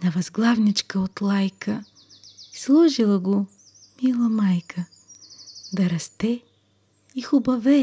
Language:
Bulgarian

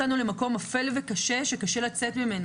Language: Hebrew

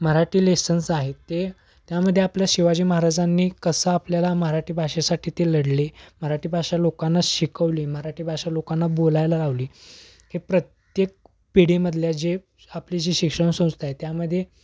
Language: Marathi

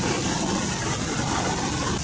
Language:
Indonesian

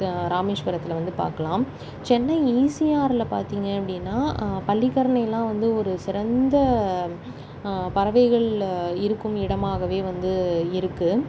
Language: Tamil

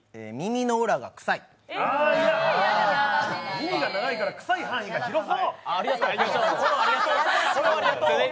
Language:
Japanese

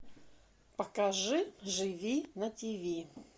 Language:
Russian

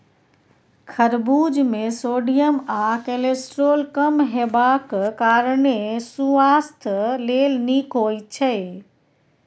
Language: Maithili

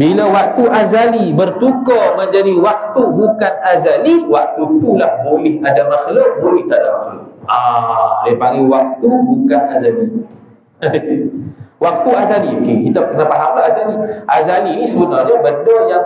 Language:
Malay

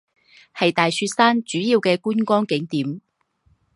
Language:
Chinese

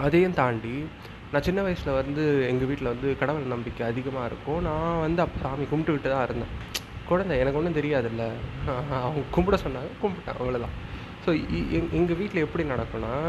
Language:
Tamil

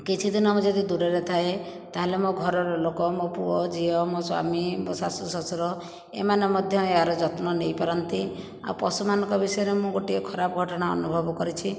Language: Odia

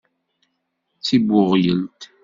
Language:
Kabyle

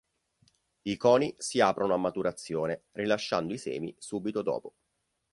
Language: Italian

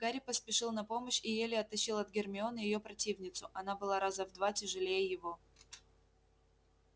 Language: Russian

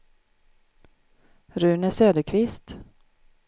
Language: Swedish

